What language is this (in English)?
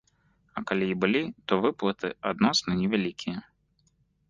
Belarusian